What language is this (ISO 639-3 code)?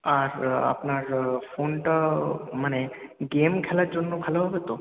ben